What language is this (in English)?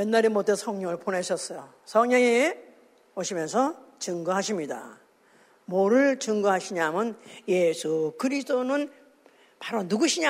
Korean